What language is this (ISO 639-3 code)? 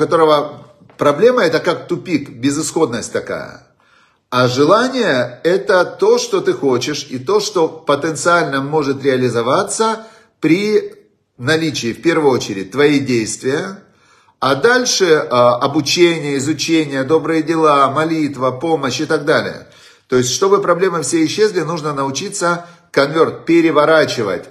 rus